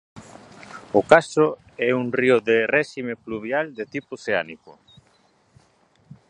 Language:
Galician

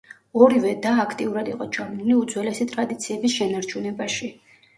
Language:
Georgian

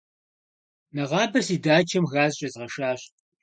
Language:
Kabardian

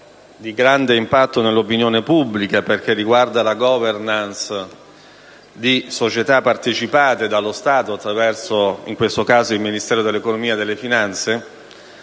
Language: Italian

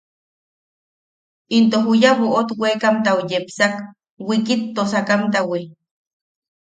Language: Yaqui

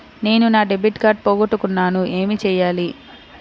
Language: Telugu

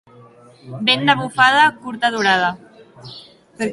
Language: Catalan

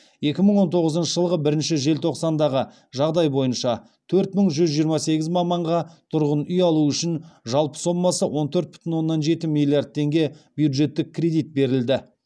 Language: Kazakh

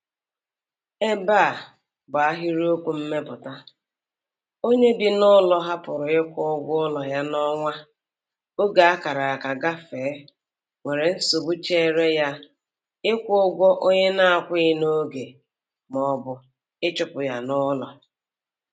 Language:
Igbo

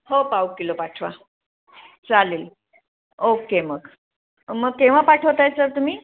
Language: Marathi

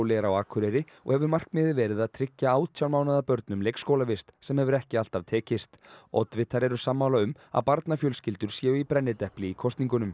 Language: Icelandic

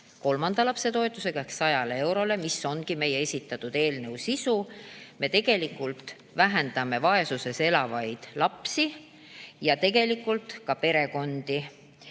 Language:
Estonian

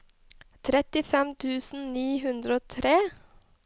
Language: Norwegian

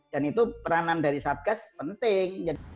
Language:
Indonesian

